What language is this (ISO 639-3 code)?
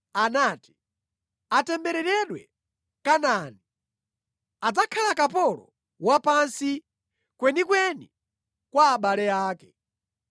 nya